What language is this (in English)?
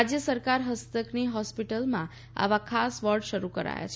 Gujarati